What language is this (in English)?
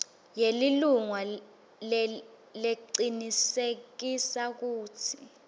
Swati